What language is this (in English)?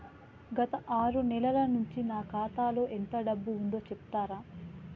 Telugu